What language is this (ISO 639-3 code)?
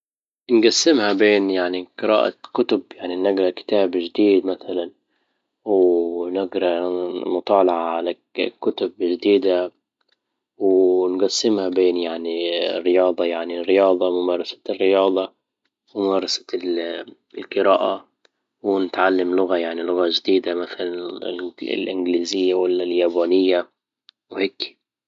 ayl